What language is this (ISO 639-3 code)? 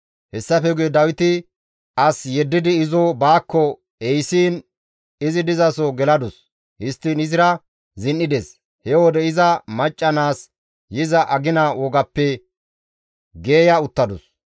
gmv